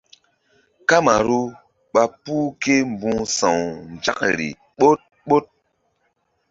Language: Mbum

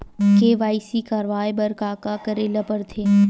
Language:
Chhattisgarhi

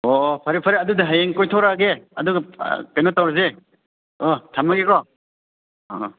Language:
Manipuri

